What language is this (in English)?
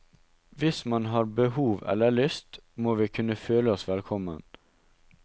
Norwegian